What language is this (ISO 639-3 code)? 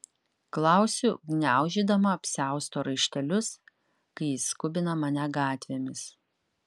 lit